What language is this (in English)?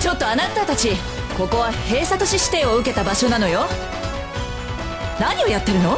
Japanese